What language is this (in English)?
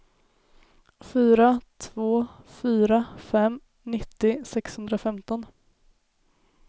Swedish